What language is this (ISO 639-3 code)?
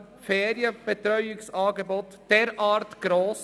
gsw